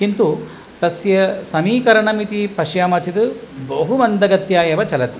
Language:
Sanskrit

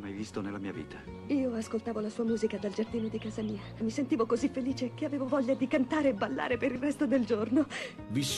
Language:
Italian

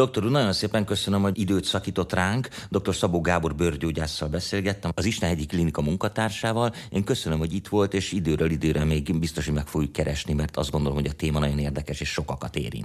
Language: Hungarian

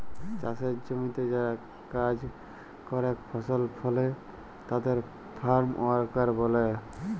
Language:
Bangla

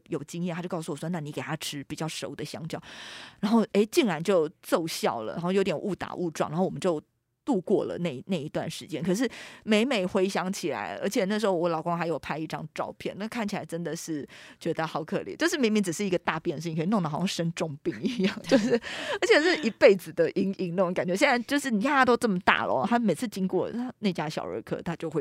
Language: Chinese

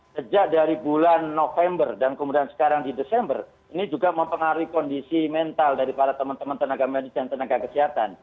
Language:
Indonesian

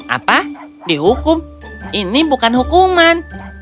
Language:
Indonesian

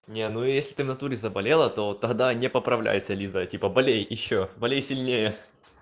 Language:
Russian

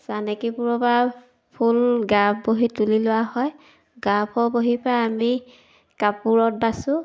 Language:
Assamese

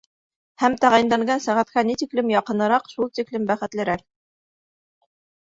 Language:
Bashkir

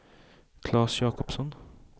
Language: Swedish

